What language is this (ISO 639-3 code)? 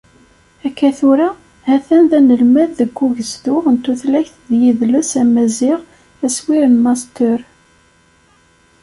kab